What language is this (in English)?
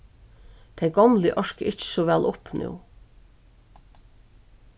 Faroese